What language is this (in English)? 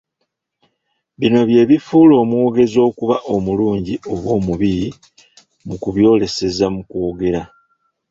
Ganda